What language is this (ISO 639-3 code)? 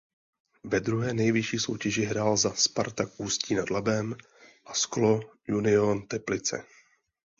ces